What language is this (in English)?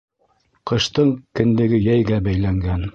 Bashkir